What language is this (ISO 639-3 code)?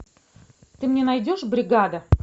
rus